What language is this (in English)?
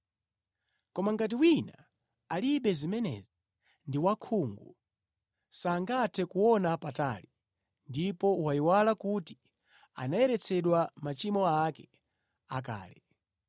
Nyanja